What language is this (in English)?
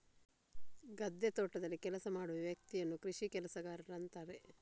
Kannada